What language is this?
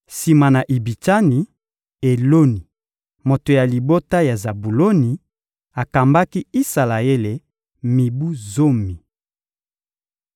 Lingala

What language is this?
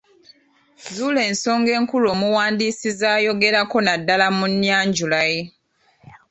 Ganda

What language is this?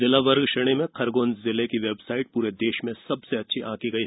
Hindi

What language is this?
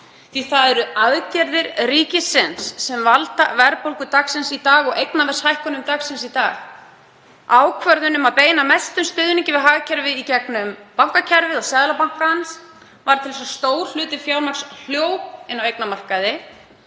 Icelandic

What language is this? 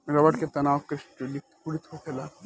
Bhojpuri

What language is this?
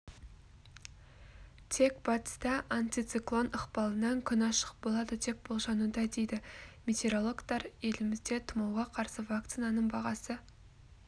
Kazakh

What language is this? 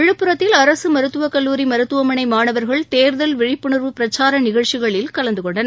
Tamil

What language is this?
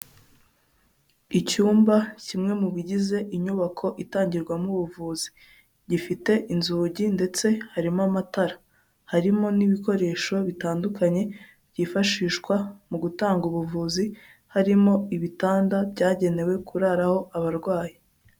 Kinyarwanda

